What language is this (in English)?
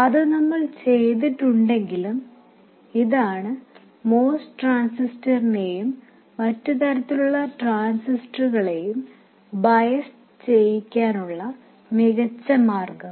Malayalam